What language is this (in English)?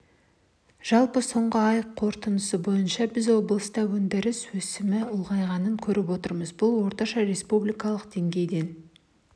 Kazakh